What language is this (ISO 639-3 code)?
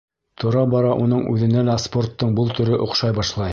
bak